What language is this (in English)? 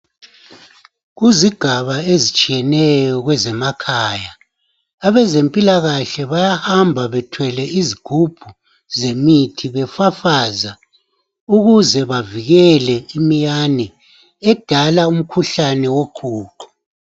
North Ndebele